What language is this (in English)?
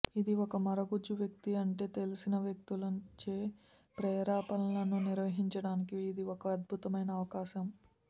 Telugu